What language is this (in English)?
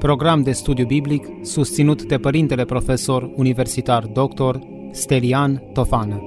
Romanian